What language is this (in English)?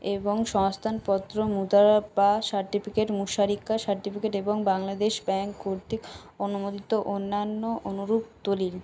Bangla